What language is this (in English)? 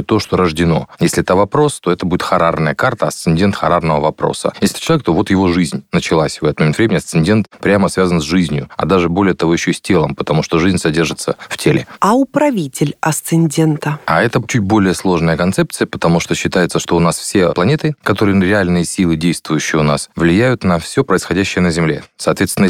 Russian